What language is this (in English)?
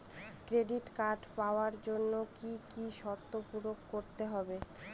Bangla